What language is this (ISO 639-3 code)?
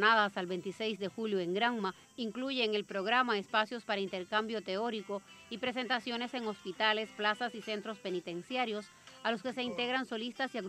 spa